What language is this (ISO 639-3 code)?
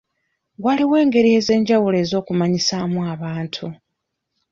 lug